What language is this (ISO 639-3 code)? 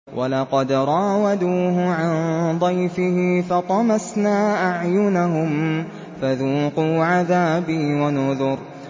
ara